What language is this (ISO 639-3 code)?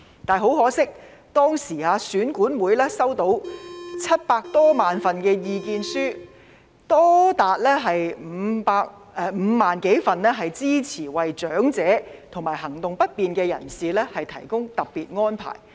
yue